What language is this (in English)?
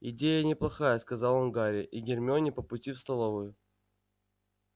Russian